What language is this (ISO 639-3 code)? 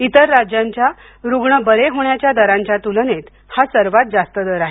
mar